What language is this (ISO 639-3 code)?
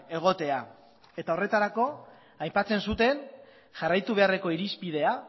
eus